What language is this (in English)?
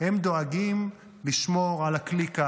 Hebrew